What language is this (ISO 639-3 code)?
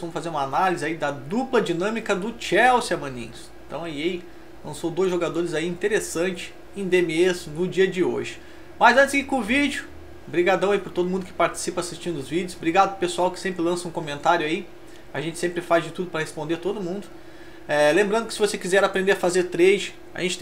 por